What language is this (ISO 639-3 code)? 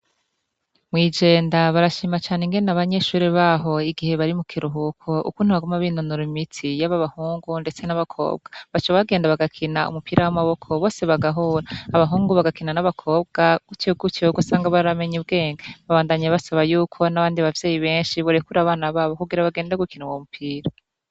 run